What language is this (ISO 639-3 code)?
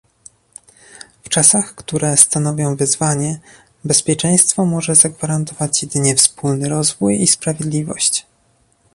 pol